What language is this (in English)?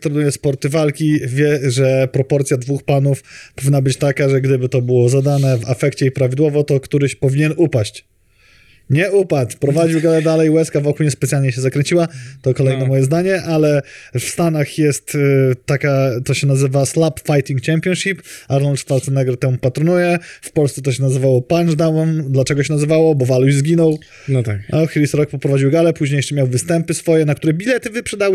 Polish